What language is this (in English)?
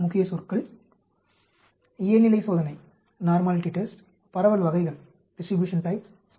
Tamil